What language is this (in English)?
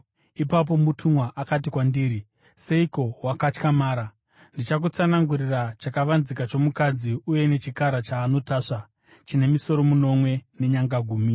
Shona